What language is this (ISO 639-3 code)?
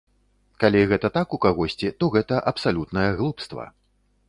bel